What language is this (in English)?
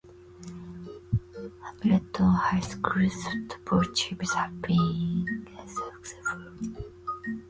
English